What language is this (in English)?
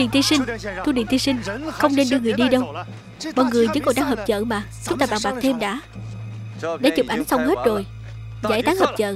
Vietnamese